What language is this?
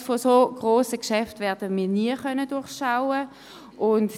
Swiss German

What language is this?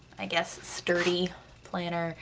English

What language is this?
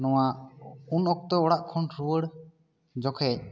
Santali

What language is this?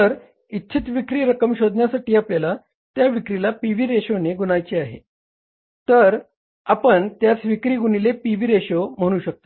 Marathi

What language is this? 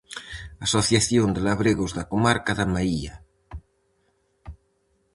Galician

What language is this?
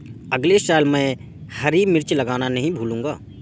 Hindi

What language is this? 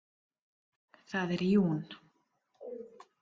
Icelandic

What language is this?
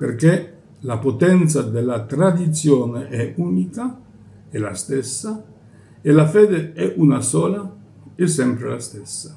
Italian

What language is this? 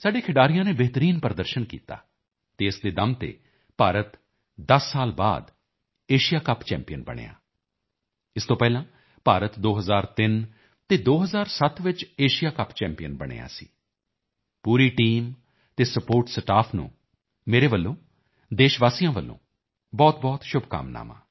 Punjabi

